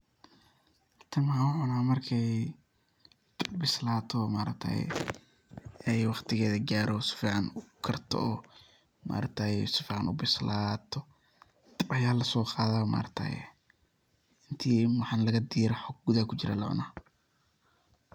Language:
Somali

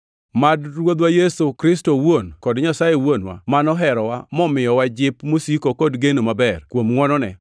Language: Luo (Kenya and Tanzania)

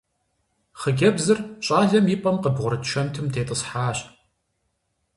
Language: Kabardian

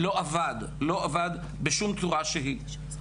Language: Hebrew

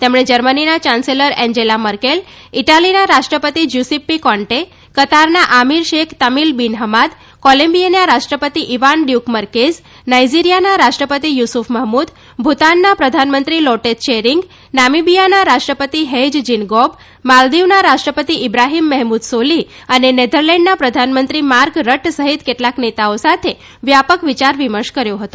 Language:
Gujarati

